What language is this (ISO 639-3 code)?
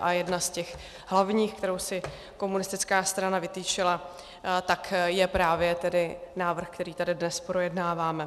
ces